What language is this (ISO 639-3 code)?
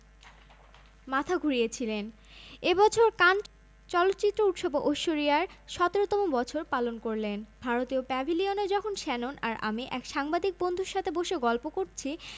ben